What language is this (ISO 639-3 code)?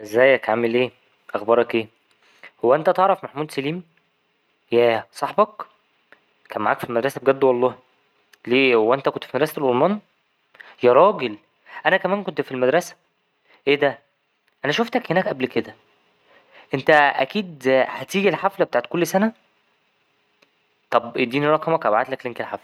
arz